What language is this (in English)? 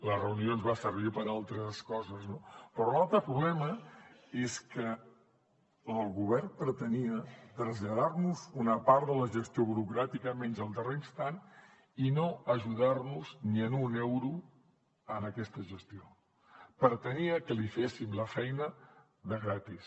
Catalan